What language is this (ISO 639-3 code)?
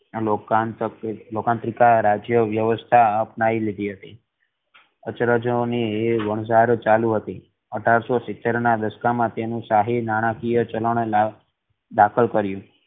guj